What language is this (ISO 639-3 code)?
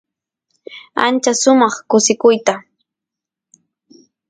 qus